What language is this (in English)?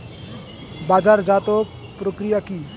Bangla